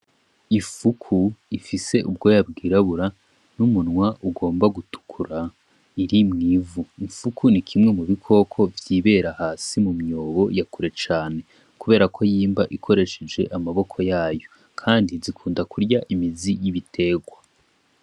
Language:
Rundi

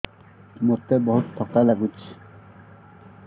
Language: Odia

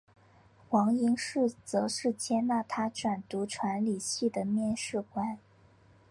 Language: Chinese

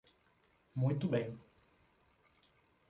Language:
Portuguese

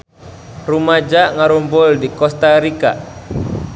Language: Sundanese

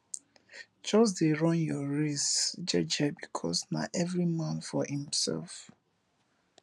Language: Nigerian Pidgin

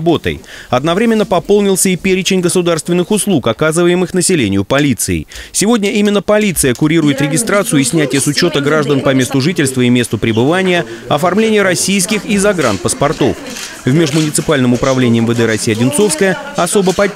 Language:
Russian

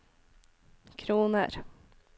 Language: Norwegian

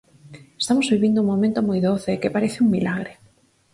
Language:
Galician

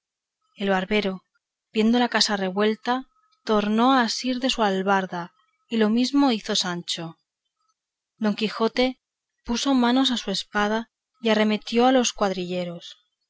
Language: Spanish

